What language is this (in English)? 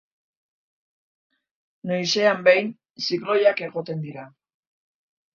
Basque